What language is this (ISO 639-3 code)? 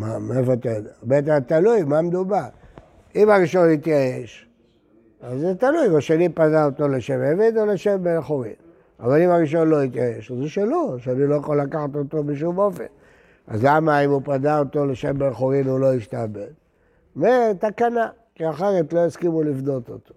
heb